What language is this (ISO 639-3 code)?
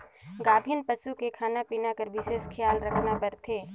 hne